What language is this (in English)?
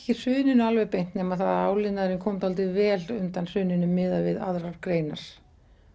Icelandic